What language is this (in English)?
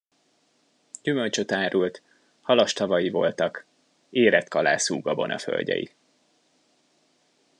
Hungarian